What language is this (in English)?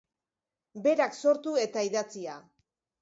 Basque